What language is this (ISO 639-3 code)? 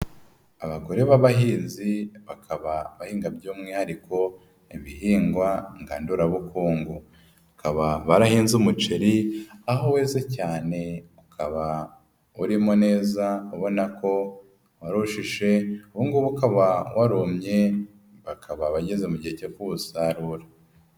kin